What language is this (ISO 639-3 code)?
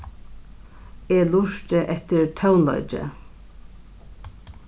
fao